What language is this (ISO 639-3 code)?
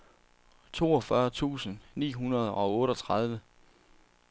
dan